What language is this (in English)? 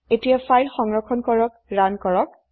Assamese